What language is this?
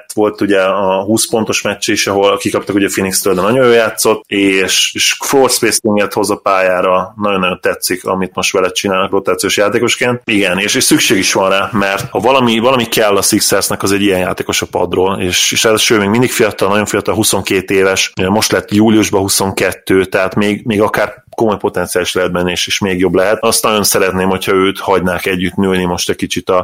Hungarian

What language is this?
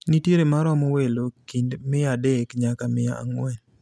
Luo (Kenya and Tanzania)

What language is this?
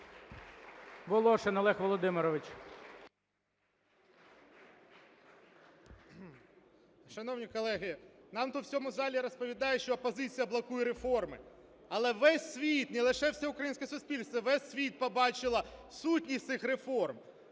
Ukrainian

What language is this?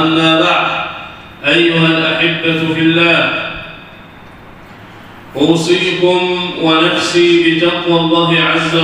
Arabic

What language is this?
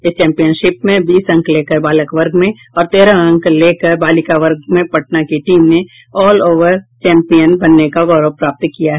Hindi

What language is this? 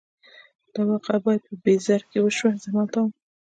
Pashto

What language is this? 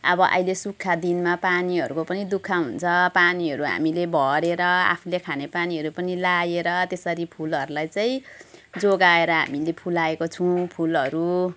Nepali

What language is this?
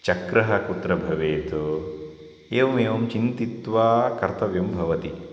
Sanskrit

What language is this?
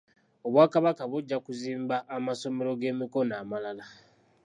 Ganda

